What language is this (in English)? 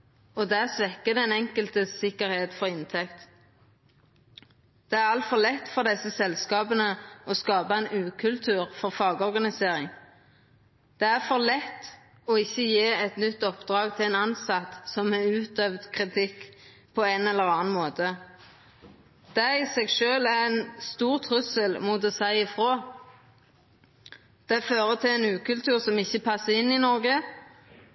Norwegian Nynorsk